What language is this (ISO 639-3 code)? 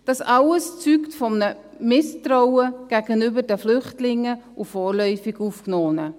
gsw